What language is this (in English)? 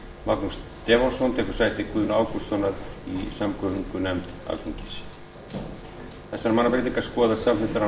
Icelandic